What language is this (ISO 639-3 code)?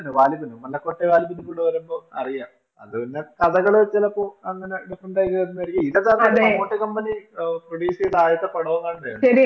mal